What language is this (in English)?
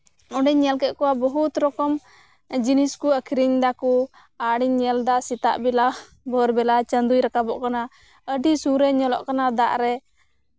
Santali